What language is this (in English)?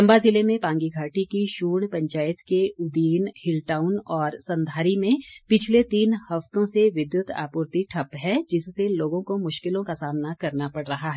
Hindi